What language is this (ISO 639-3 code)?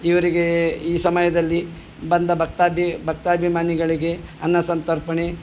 kan